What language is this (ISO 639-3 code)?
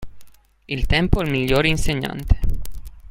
ita